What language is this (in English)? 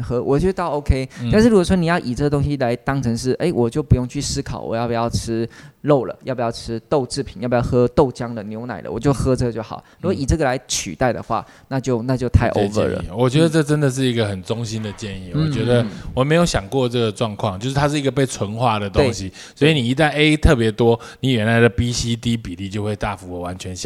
Chinese